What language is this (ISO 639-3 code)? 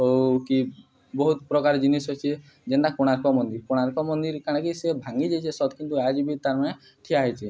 ori